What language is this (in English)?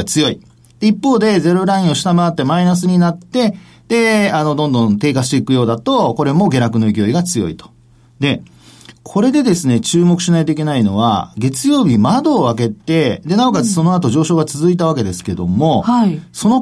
Japanese